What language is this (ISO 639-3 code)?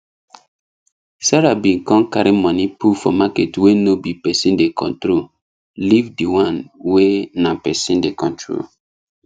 pcm